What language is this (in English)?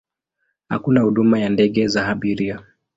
Swahili